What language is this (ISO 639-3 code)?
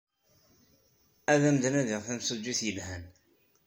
kab